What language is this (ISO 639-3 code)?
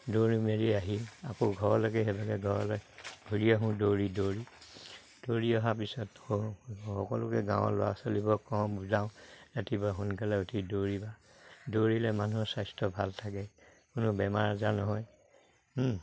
asm